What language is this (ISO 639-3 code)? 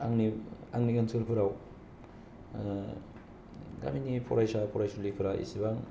brx